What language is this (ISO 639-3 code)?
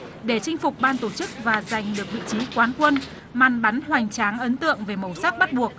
vie